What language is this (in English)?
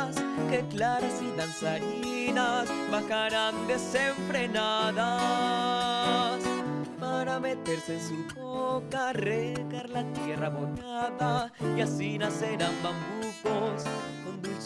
Spanish